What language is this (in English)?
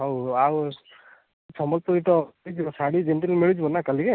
Odia